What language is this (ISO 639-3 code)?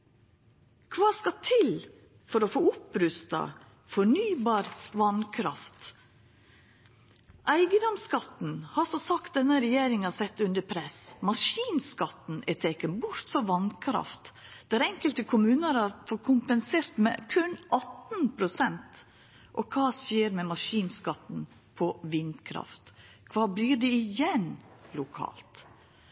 nno